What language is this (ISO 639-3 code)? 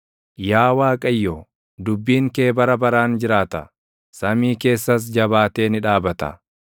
orm